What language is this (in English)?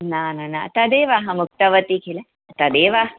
Sanskrit